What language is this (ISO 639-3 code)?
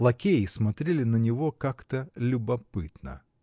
rus